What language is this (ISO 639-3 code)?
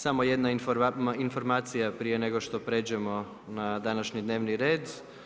hrv